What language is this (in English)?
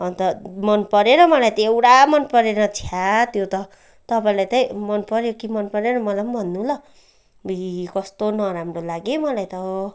Nepali